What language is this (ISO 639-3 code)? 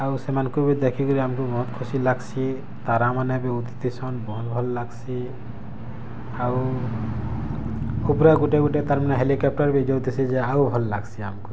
ori